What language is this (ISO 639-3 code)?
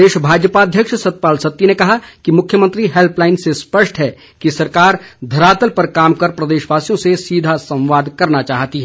hin